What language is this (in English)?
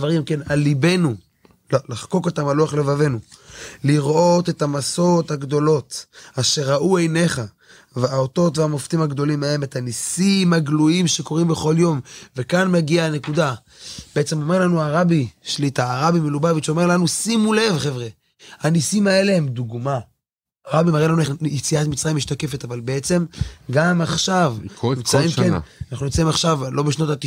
Hebrew